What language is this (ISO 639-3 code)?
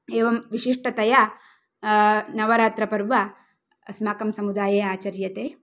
san